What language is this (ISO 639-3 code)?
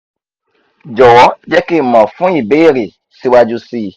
yor